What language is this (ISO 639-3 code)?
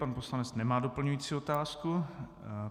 ces